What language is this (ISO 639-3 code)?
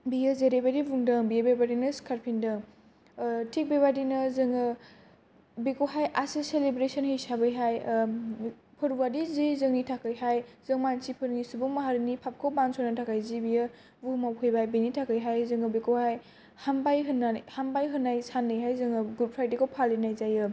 brx